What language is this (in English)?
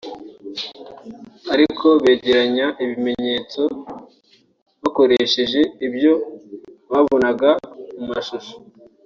Kinyarwanda